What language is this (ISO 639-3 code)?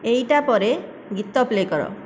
ori